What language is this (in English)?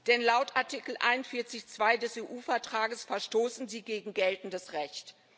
German